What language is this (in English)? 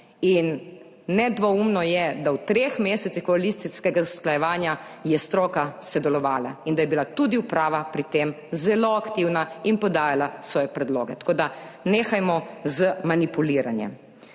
Slovenian